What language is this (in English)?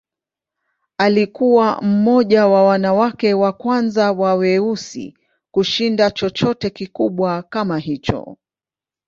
Swahili